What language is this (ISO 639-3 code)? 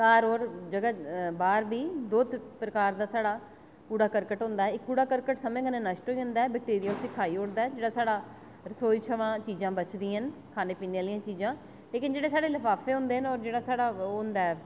doi